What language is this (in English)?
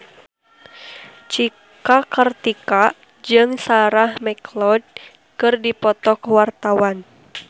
Sundanese